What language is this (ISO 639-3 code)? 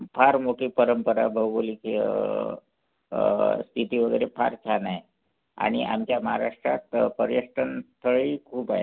mar